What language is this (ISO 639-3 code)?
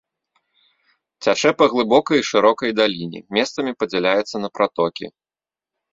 bel